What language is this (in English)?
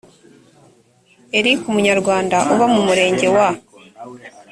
Kinyarwanda